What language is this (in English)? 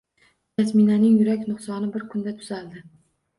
Uzbek